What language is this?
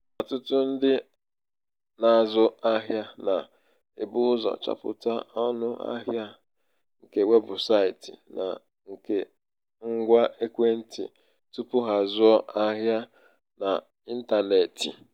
Igbo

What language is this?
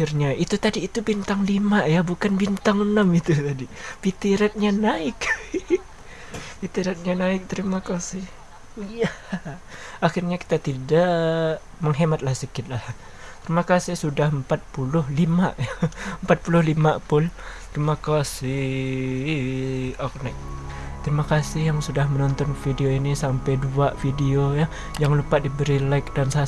Indonesian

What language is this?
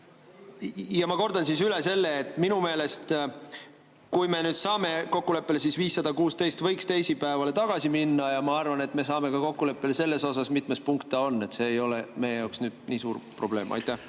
Estonian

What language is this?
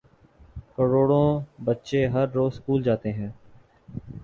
Urdu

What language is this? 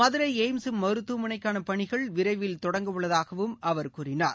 Tamil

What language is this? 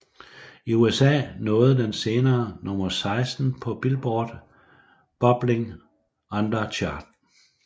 Danish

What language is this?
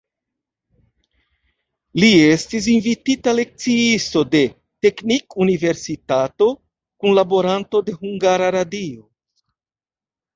Esperanto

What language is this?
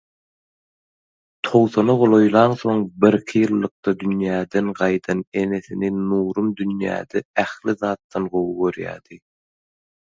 Turkmen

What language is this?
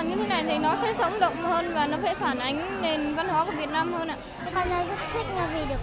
Vietnamese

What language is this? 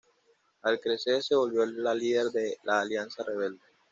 Spanish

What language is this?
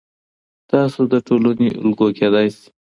Pashto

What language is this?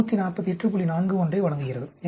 Tamil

